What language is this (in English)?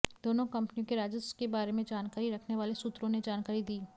Hindi